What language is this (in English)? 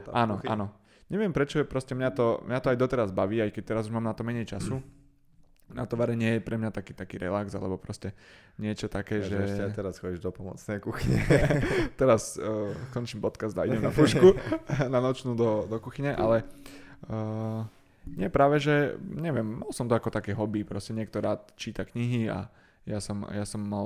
Slovak